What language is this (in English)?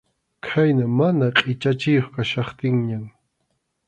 Arequipa-La Unión Quechua